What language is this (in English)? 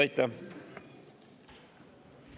Estonian